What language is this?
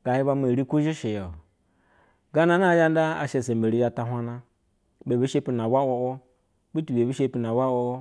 Basa (Nigeria)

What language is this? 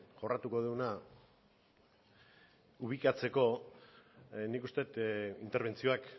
Basque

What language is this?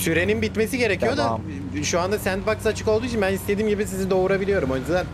Turkish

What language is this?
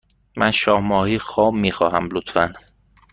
Persian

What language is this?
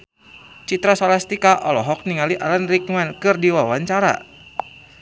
Sundanese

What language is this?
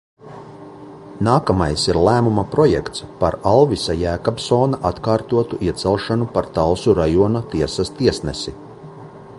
Latvian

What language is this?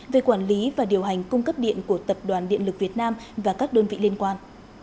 Vietnamese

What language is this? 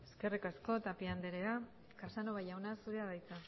Basque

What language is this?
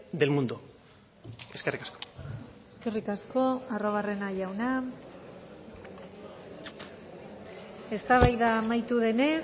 Basque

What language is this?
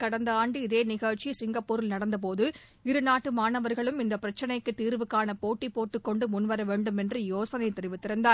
Tamil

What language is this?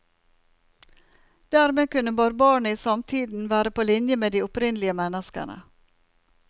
Norwegian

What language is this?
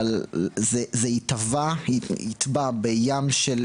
Hebrew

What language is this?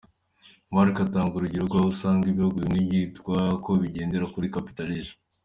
Kinyarwanda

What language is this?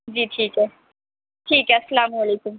Urdu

